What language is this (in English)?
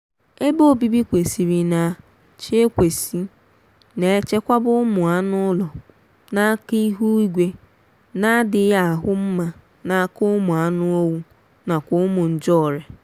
Igbo